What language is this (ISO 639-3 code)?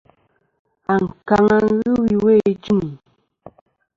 bkm